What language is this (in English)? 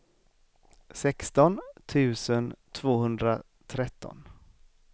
Swedish